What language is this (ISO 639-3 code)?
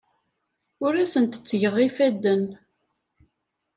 kab